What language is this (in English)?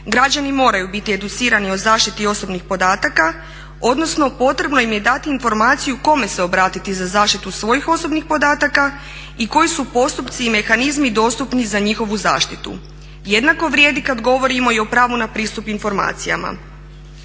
Croatian